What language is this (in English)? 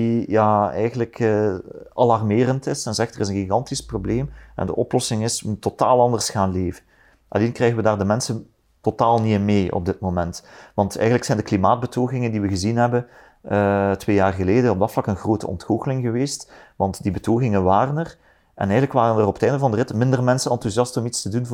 Dutch